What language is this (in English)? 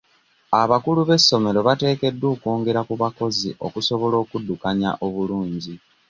Ganda